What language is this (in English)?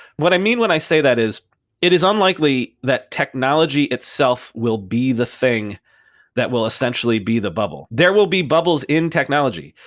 English